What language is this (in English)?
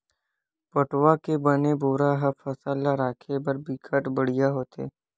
Chhattisgarhi